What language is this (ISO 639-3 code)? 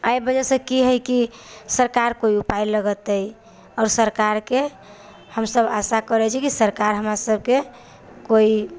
mai